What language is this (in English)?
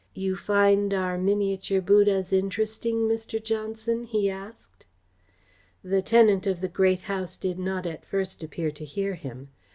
English